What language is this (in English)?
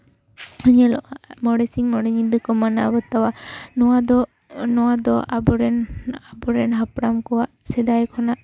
Santali